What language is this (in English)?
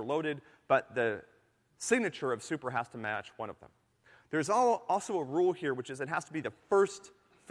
English